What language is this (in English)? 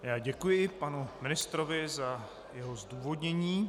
Czech